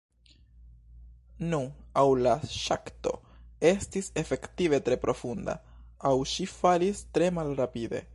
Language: Esperanto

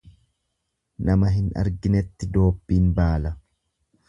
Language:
Oromo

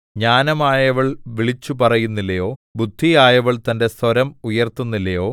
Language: Malayalam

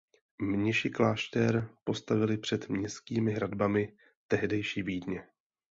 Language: Czech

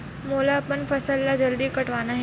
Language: Chhattisgarhi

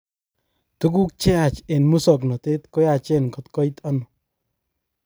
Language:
Kalenjin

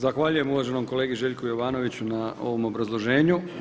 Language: Croatian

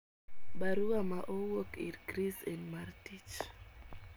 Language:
Luo (Kenya and Tanzania)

